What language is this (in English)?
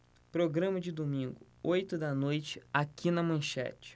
Portuguese